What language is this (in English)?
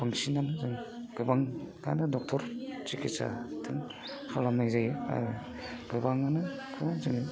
Bodo